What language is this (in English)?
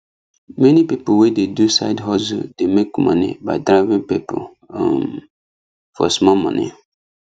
Nigerian Pidgin